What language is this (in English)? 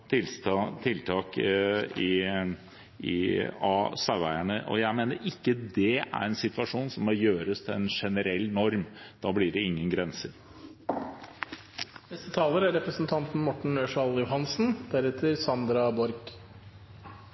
Norwegian Bokmål